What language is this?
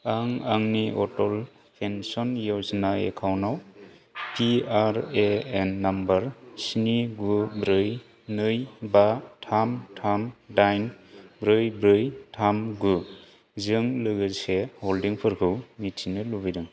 Bodo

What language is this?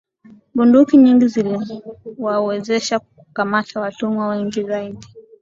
Swahili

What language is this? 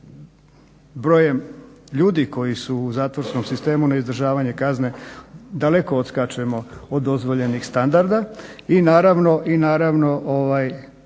Croatian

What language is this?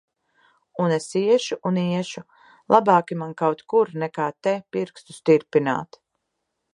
Latvian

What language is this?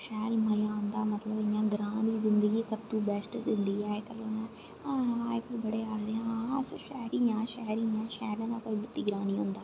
Dogri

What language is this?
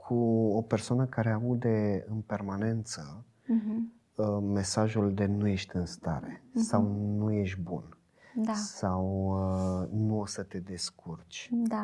Romanian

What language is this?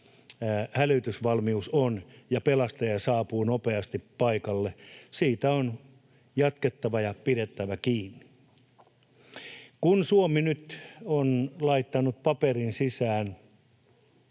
Finnish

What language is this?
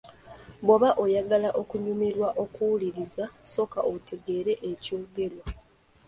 Ganda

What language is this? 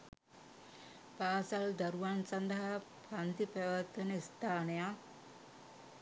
Sinhala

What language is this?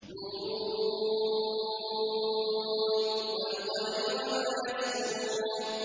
Arabic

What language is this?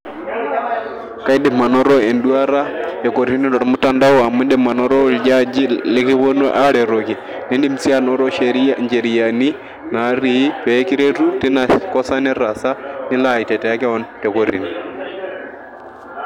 Masai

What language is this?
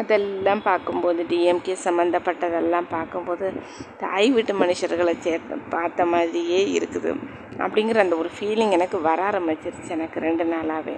Tamil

